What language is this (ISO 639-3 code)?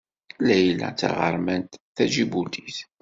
kab